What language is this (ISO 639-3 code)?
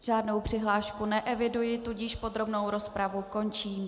ces